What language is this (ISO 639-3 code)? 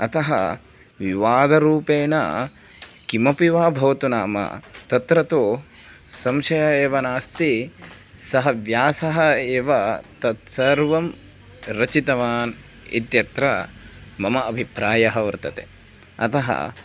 san